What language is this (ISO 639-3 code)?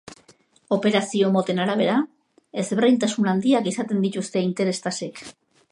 eus